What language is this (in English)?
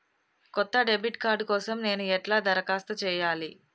Telugu